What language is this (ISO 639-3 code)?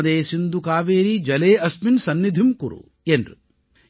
tam